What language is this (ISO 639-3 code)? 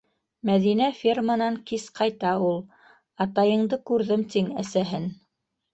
bak